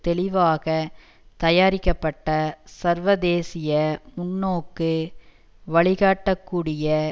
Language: Tamil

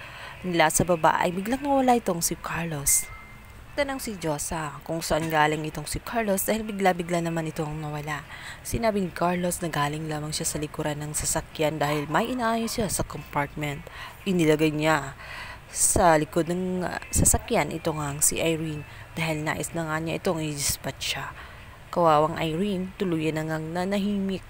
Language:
Filipino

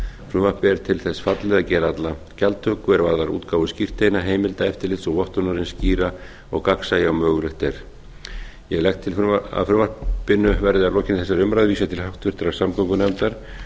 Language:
Icelandic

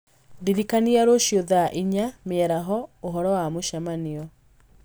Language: Kikuyu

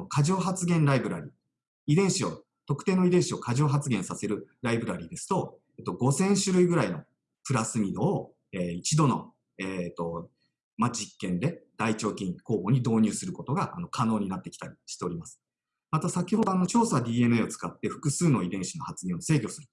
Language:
Japanese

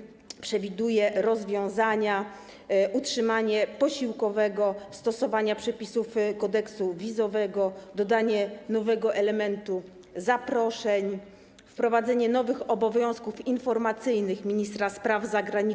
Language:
Polish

